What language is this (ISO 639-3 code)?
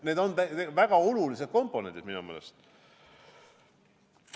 est